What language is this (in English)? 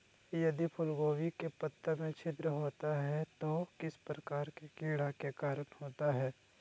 Magahi